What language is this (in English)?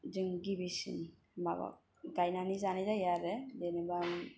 Bodo